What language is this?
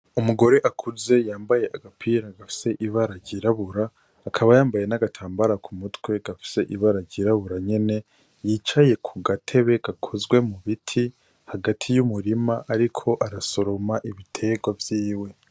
Rundi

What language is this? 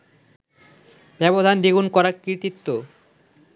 Bangla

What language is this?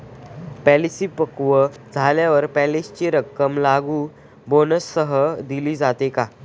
Marathi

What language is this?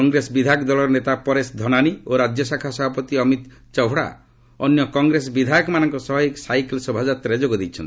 Odia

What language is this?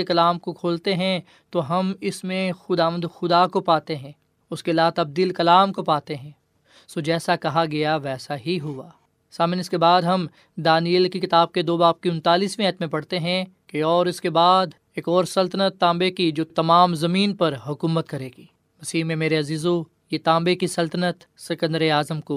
Urdu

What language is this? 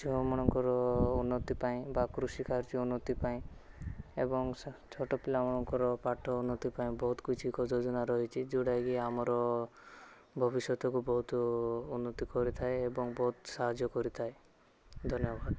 Odia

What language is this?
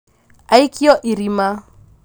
Kikuyu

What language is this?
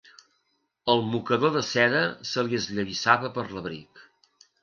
Catalan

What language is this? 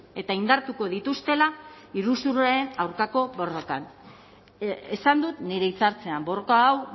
Basque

